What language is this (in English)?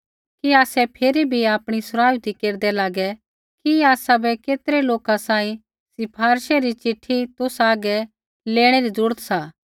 Kullu Pahari